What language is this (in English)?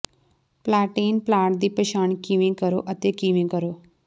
Punjabi